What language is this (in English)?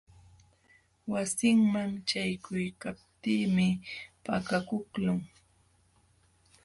Jauja Wanca Quechua